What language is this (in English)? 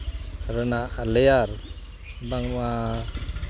Santali